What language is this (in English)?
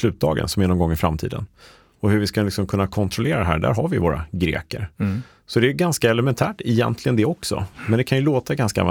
Swedish